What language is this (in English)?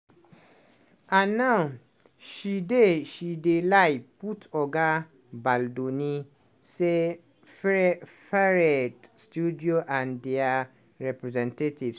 Nigerian Pidgin